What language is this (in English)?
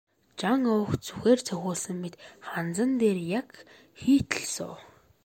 Mongolian